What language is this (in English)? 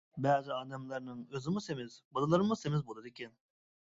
Uyghur